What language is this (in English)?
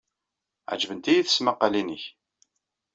Kabyle